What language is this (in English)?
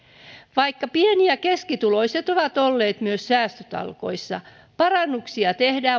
Finnish